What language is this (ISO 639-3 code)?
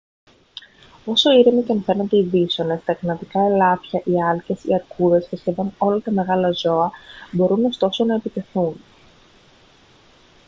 ell